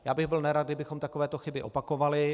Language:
Czech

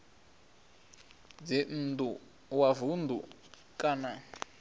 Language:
Venda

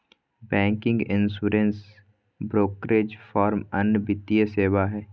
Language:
Magahi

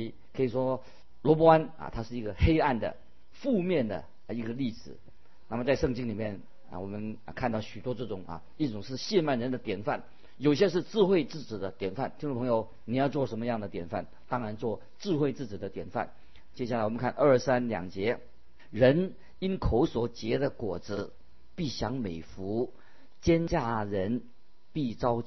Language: Chinese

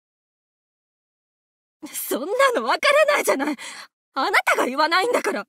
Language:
Japanese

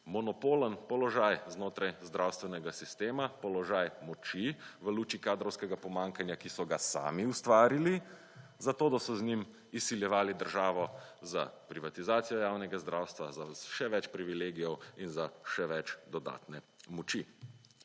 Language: Slovenian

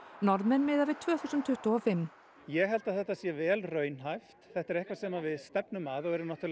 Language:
Icelandic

